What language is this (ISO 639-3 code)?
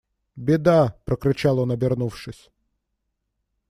rus